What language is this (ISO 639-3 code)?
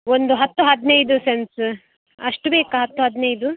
kan